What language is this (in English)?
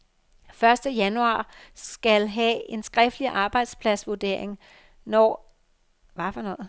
Danish